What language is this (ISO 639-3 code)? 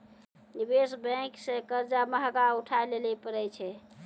mai